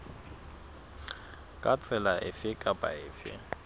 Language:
Southern Sotho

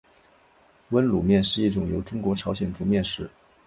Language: Chinese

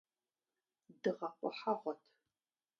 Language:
Kabardian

